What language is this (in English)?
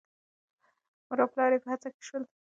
Pashto